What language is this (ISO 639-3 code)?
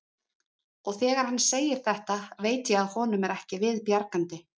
isl